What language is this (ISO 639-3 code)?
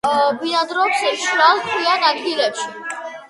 kat